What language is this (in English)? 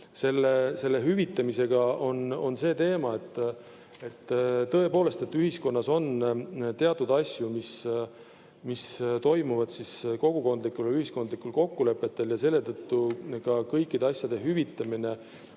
Estonian